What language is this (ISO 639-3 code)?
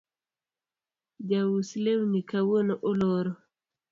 luo